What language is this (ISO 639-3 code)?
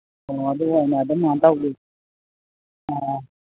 mni